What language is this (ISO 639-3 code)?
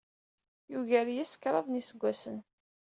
kab